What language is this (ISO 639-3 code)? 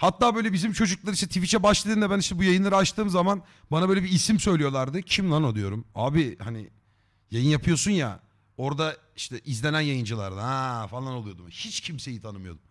tur